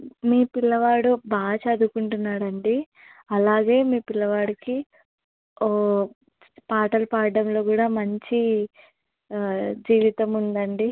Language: Telugu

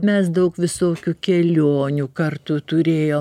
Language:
Lithuanian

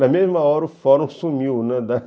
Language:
Portuguese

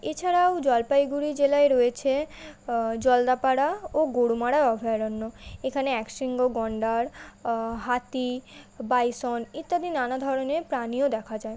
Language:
Bangla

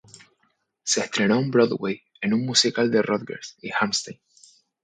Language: Spanish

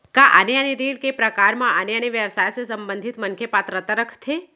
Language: Chhattisgarhi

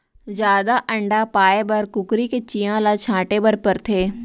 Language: Chhattisgarhi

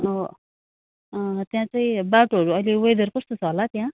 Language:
Nepali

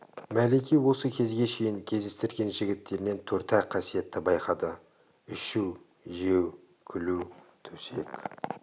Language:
Kazakh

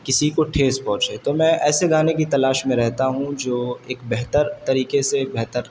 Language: Urdu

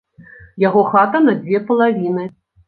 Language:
Belarusian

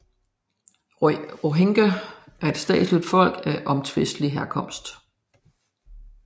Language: Danish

